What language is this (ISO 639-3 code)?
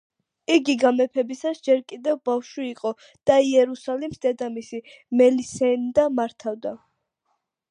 kat